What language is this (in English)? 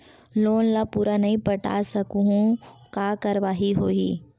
Chhattisgarhi